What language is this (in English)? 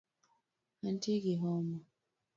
Luo (Kenya and Tanzania)